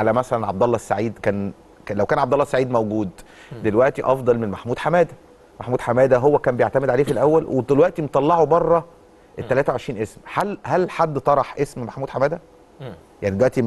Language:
Arabic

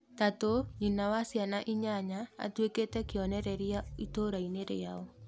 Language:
Kikuyu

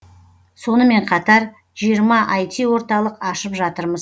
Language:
Kazakh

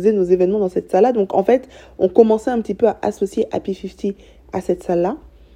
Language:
French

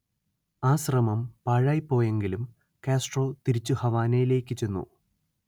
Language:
Malayalam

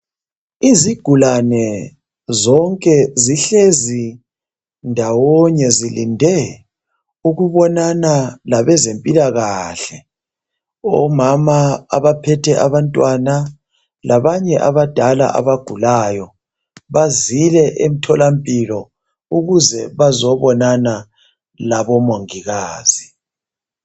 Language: North Ndebele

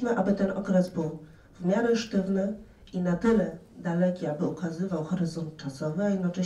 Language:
Polish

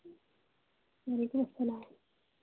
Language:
Kashmiri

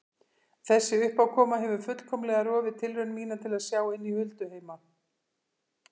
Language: Icelandic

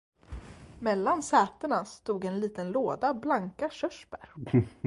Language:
Swedish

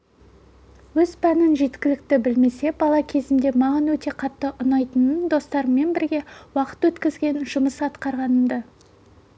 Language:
Kazakh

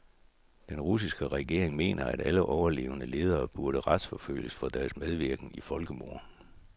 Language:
Danish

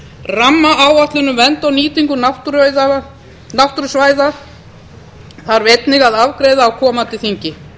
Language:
Icelandic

